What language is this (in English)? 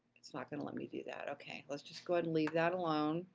English